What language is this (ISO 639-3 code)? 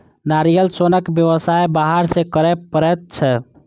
mai